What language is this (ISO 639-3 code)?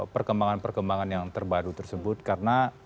ind